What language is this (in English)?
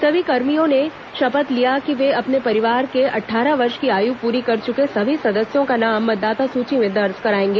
Hindi